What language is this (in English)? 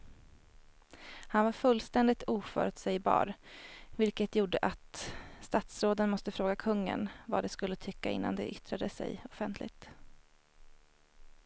Swedish